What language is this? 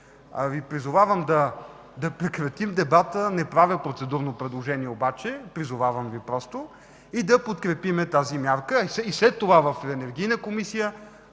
Bulgarian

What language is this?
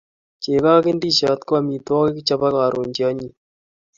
Kalenjin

